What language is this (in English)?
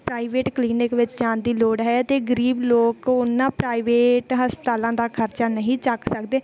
Punjabi